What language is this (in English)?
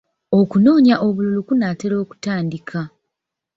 Ganda